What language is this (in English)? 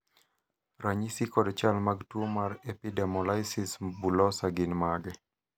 Luo (Kenya and Tanzania)